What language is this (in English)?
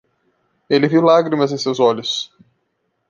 Portuguese